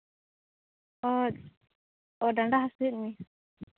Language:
Santali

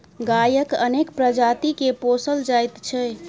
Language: Maithili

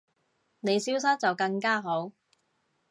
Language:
Cantonese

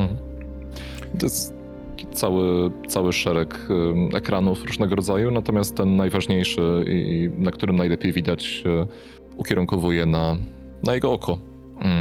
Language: Polish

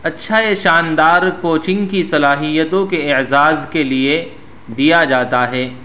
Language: Urdu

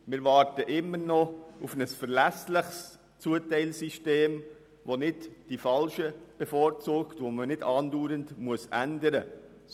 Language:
Swiss German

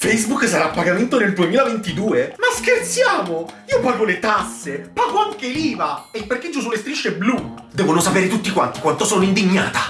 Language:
Italian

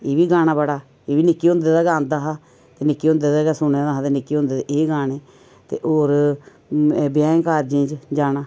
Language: Dogri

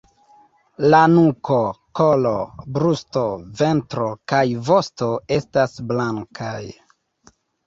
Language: Esperanto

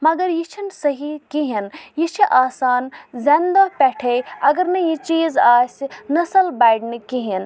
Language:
Kashmiri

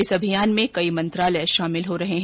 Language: Hindi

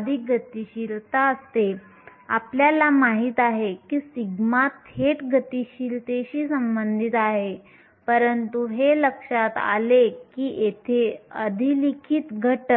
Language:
Marathi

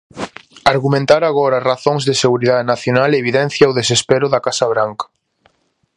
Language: Galician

